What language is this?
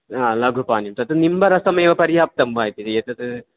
Sanskrit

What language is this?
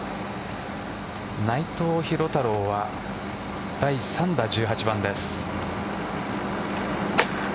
Japanese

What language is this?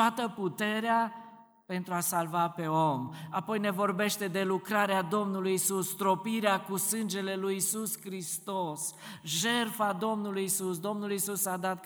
Romanian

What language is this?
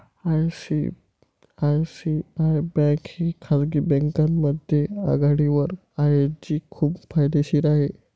Marathi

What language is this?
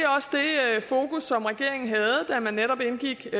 Danish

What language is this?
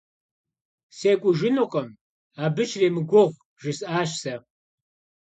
Kabardian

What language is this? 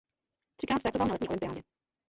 Czech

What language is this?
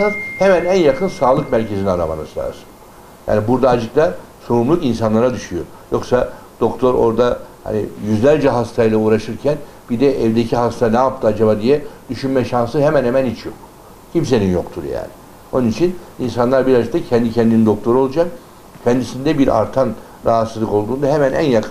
Turkish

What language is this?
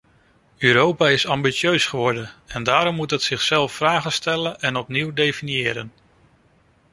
Dutch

